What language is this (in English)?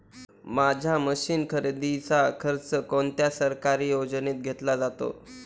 Marathi